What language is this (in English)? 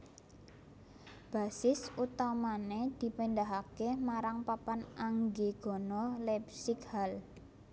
Javanese